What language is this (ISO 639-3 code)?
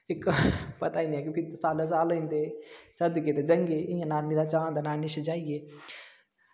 doi